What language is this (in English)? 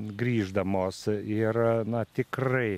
Lithuanian